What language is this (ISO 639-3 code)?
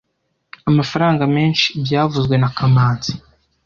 kin